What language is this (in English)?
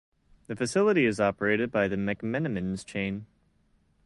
English